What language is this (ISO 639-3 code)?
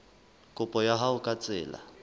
sot